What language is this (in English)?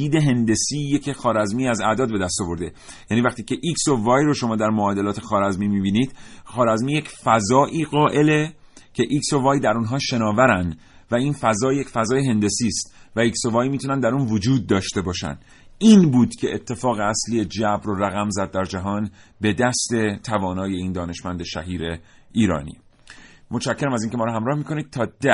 Persian